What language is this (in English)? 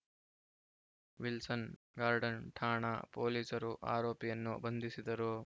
Kannada